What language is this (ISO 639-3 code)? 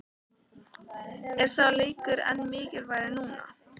isl